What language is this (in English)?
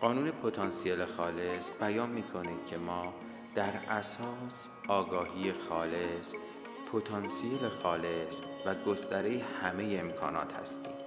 Persian